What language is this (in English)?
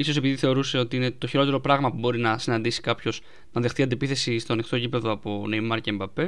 Greek